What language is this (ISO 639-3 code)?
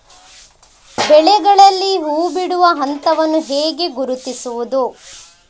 kan